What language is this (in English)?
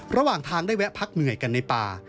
Thai